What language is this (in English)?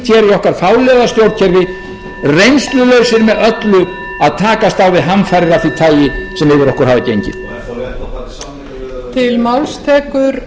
Icelandic